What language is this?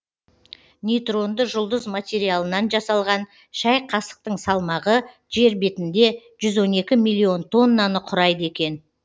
Kazakh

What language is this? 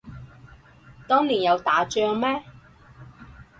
Cantonese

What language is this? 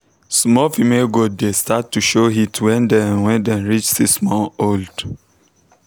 Nigerian Pidgin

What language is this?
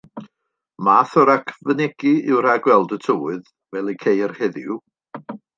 Welsh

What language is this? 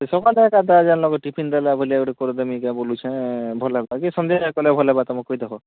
Odia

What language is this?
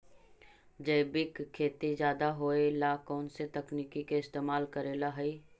Magahi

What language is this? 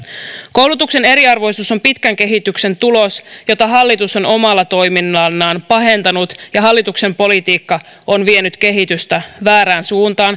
Finnish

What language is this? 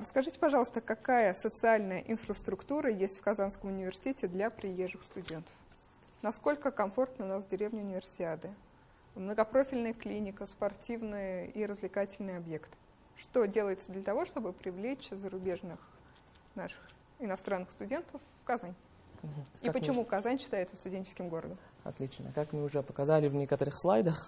Russian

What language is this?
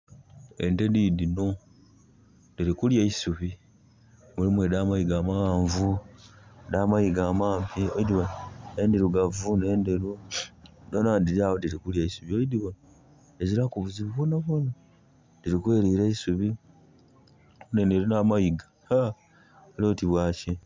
Soga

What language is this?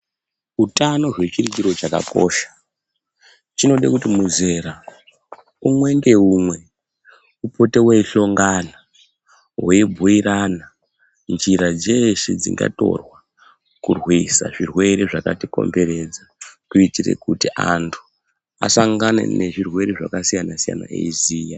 Ndau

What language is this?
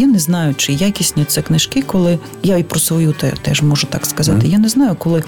Ukrainian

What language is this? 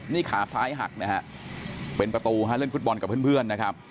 Thai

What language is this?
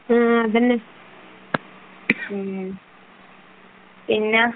Malayalam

